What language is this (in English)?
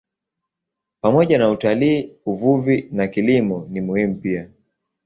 Swahili